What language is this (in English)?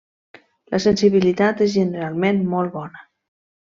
Catalan